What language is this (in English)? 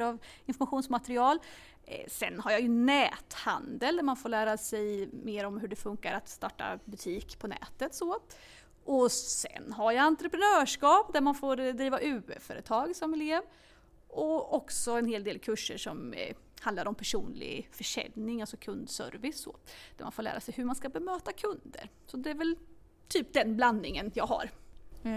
Swedish